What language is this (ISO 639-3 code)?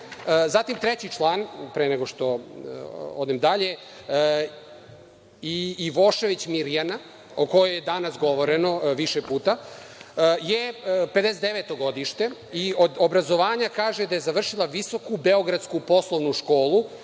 srp